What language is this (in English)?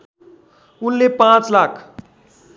Nepali